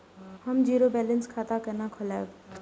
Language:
Maithili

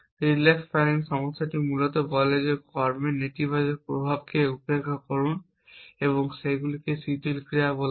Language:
Bangla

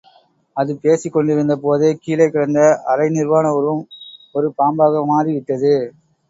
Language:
Tamil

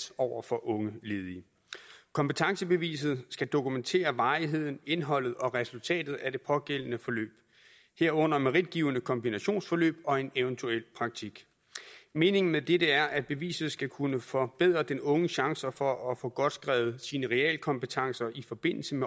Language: Danish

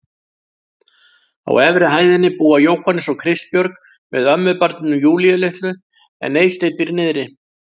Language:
Icelandic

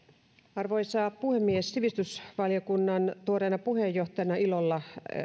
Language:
Finnish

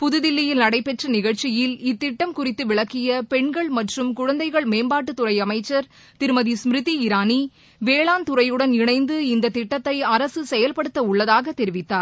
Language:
Tamil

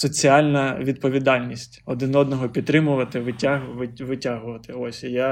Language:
Ukrainian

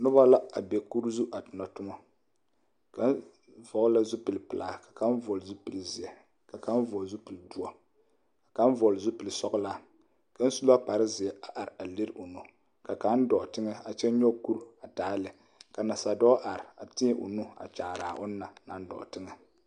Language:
Southern Dagaare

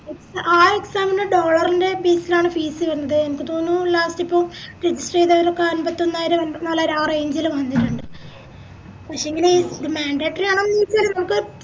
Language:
Malayalam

